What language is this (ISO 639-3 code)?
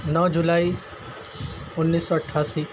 urd